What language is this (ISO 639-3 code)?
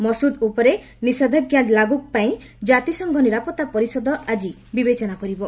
ori